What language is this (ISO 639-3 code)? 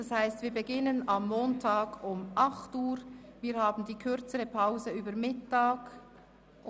gsw